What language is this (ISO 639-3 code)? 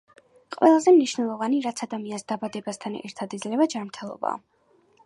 kat